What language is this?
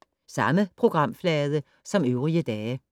Danish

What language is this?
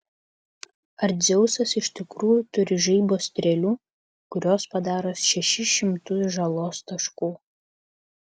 Lithuanian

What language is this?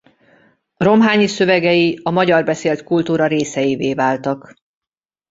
Hungarian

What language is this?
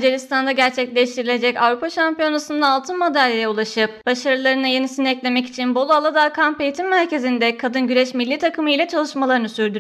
Turkish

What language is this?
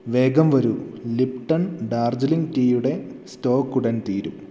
Malayalam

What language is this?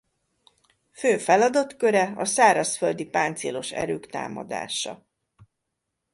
Hungarian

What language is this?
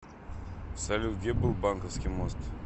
Russian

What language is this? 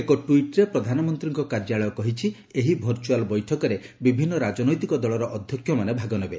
Odia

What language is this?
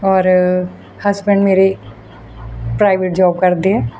Punjabi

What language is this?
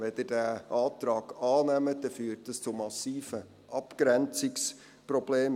Swiss German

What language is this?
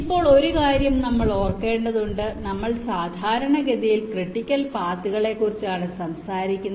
Malayalam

